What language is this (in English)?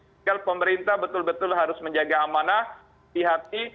Indonesian